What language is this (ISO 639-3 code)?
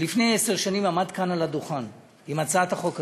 heb